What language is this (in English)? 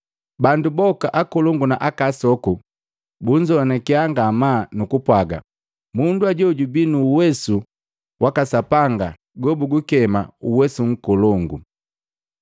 Matengo